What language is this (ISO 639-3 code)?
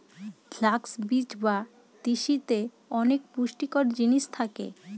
ben